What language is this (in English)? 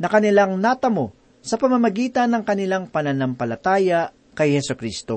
Filipino